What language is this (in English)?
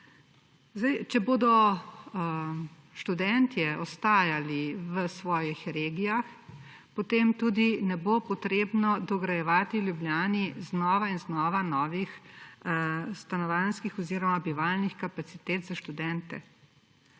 Slovenian